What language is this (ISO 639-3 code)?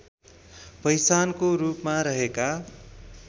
nep